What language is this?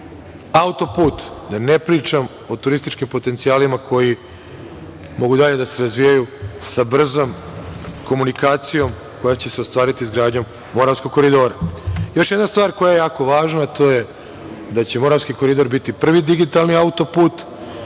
Serbian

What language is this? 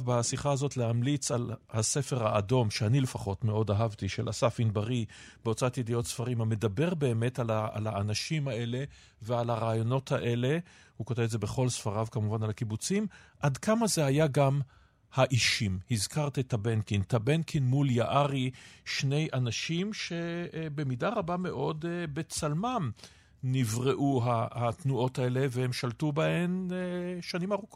Hebrew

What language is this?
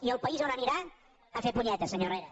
Catalan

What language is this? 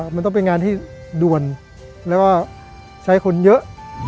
Thai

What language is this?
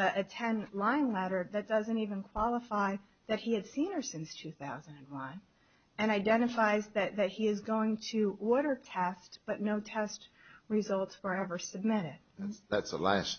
English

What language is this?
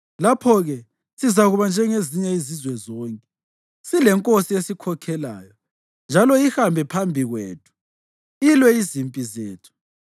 North Ndebele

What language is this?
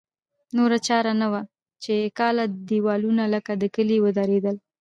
Pashto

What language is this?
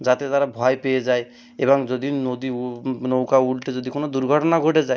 Bangla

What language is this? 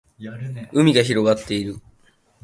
Japanese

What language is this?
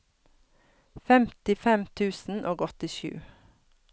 Norwegian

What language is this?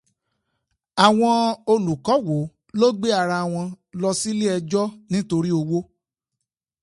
Yoruba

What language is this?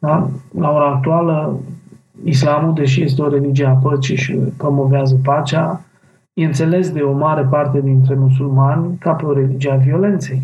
Romanian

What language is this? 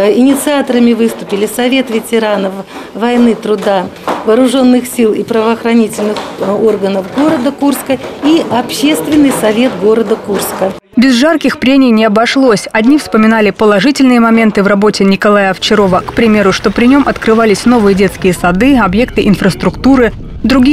Russian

